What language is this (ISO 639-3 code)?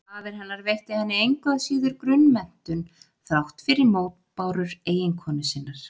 isl